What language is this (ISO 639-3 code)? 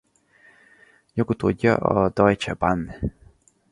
hun